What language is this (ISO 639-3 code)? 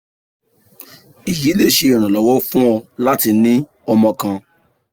yor